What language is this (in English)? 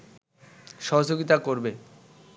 Bangla